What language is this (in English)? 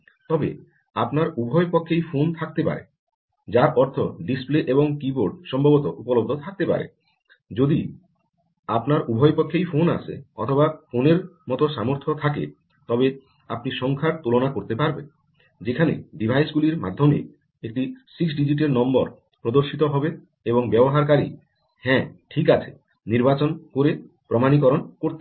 Bangla